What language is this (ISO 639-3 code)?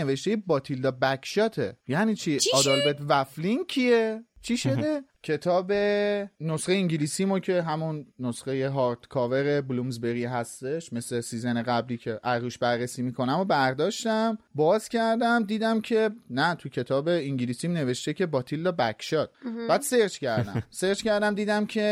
fas